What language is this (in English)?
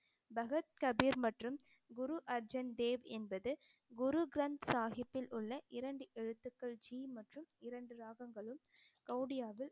Tamil